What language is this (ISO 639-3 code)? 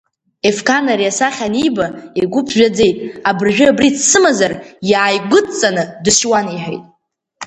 abk